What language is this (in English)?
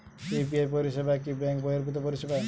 Bangla